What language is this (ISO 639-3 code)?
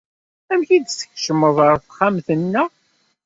kab